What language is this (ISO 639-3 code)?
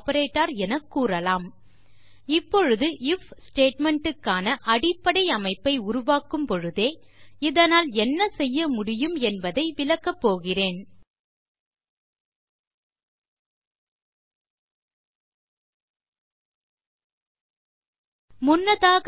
tam